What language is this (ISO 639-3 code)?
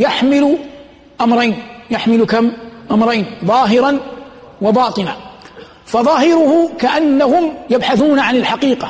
ara